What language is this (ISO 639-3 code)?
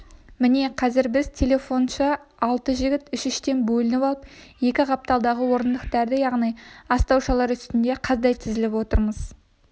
kaz